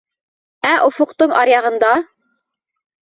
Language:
Bashkir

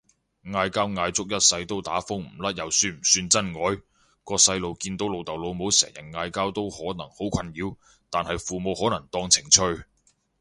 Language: Cantonese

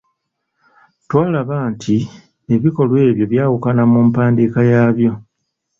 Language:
Ganda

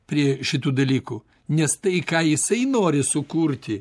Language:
Lithuanian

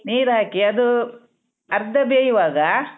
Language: Kannada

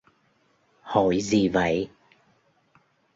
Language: Vietnamese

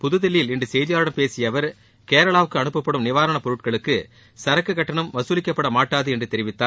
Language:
Tamil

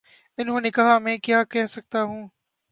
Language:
Urdu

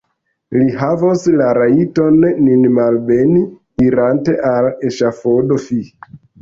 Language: Esperanto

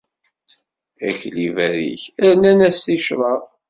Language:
Kabyle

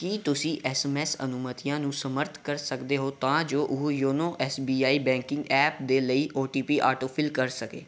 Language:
Punjabi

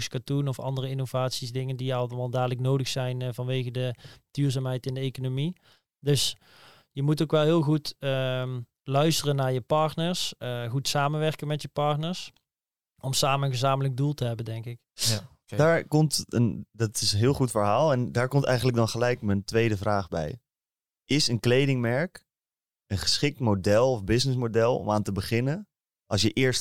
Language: Dutch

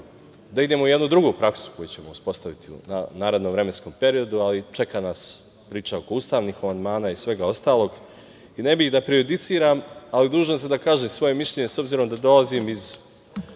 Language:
Serbian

